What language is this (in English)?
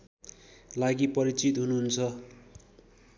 Nepali